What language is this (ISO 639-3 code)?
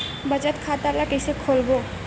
hne